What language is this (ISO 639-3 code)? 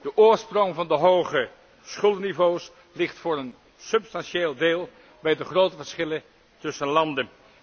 nld